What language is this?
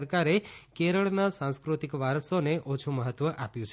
Gujarati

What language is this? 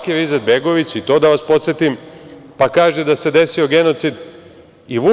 Serbian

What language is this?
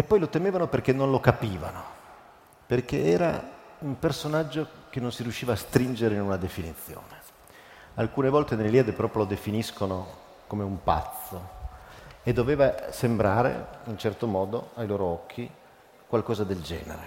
Italian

